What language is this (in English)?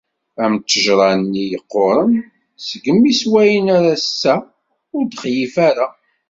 Kabyle